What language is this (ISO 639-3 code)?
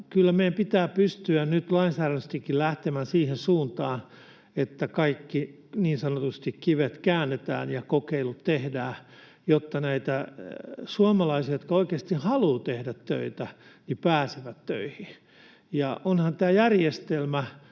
fin